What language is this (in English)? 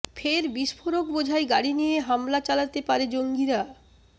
Bangla